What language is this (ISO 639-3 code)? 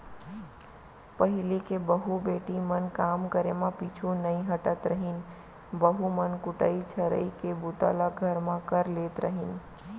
hne